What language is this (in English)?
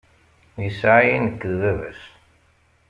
Kabyle